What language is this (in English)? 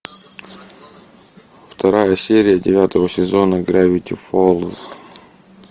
Russian